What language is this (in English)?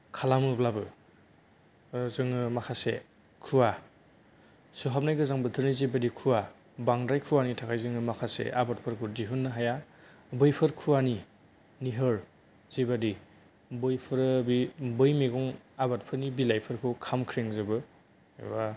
Bodo